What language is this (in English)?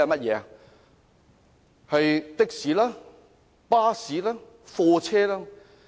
Cantonese